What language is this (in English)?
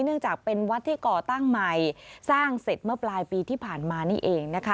Thai